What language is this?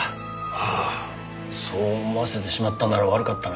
Japanese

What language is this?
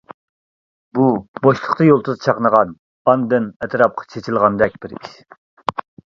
Uyghur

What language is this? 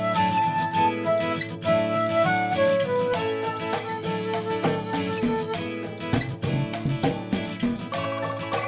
Indonesian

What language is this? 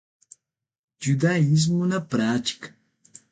Portuguese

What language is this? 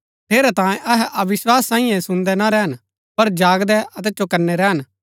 Gaddi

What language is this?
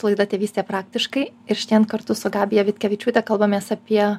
Lithuanian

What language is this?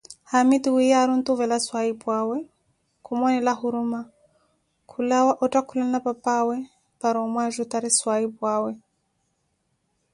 Koti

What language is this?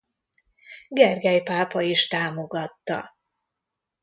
Hungarian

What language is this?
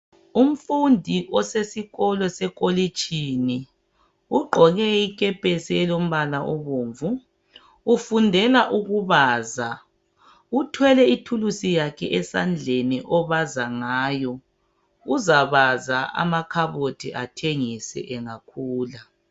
North Ndebele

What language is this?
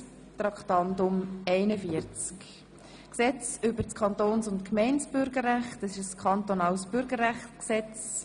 Swiss German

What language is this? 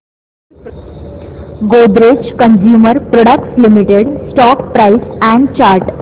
Marathi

